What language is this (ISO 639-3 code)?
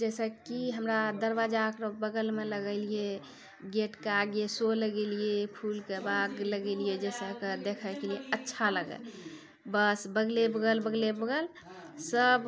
mai